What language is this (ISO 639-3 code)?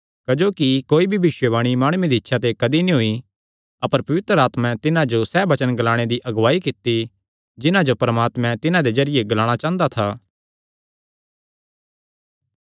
xnr